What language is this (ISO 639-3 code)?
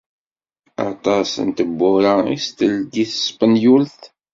kab